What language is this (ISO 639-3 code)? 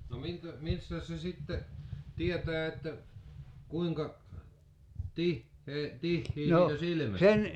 fin